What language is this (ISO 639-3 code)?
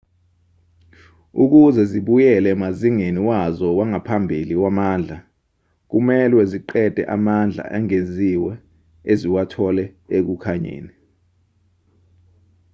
zul